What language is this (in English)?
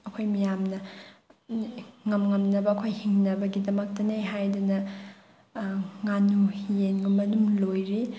Manipuri